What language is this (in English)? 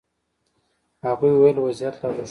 Pashto